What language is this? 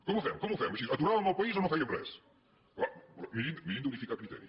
Catalan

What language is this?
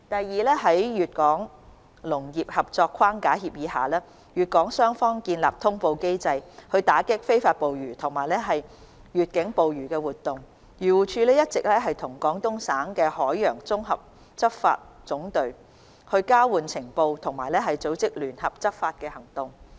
Cantonese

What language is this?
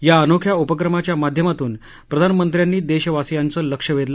Marathi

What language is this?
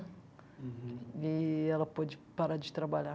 Portuguese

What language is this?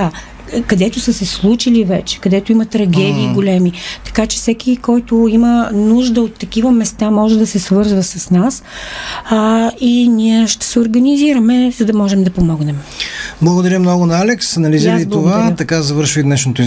Bulgarian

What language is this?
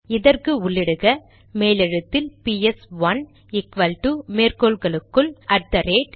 Tamil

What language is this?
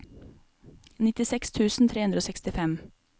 Norwegian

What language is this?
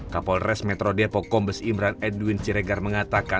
Indonesian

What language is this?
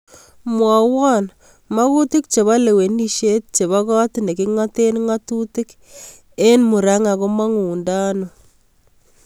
Kalenjin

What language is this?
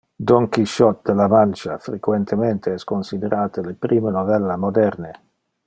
Interlingua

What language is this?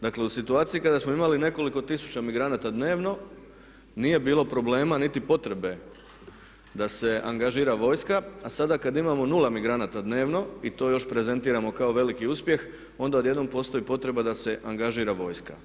Croatian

